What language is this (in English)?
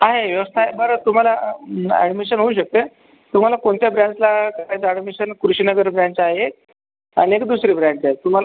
Marathi